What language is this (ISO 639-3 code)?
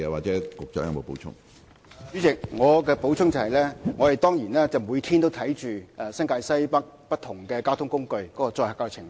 yue